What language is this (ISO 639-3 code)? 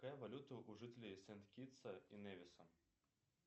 rus